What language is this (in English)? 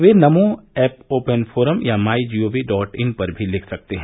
Hindi